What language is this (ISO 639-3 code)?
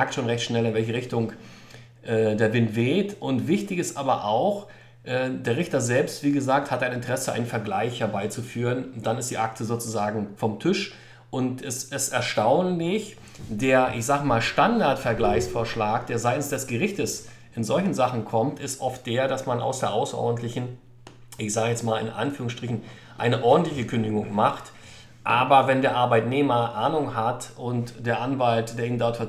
deu